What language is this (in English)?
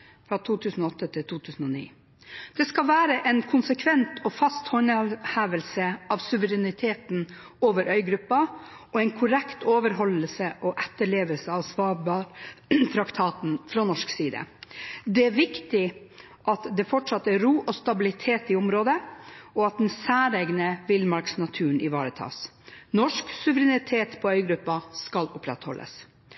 Norwegian Bokmål